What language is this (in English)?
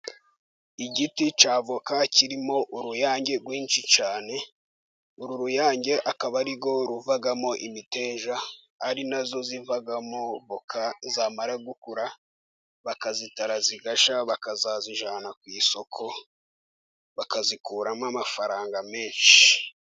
Kinyarwanda